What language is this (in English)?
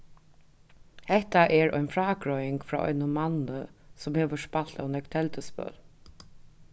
Faroese